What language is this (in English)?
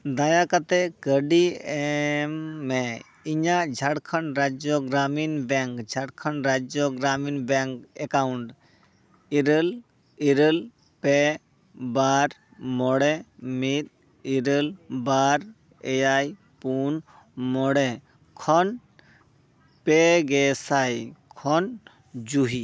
Santali